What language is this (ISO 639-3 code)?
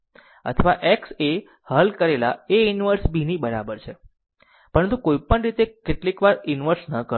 guj